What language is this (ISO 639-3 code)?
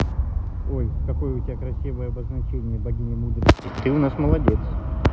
rus